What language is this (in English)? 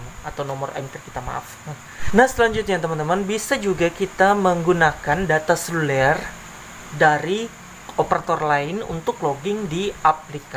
Indonesian